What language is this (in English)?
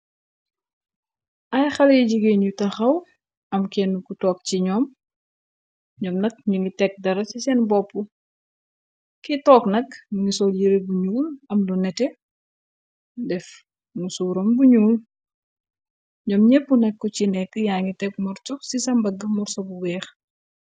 Wolof